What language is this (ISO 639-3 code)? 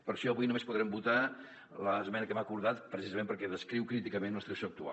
cat